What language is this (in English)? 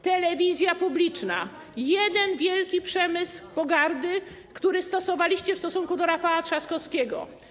Polish